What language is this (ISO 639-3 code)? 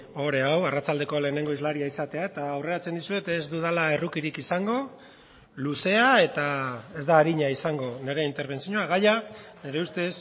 eus